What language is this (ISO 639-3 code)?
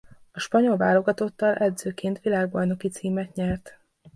hun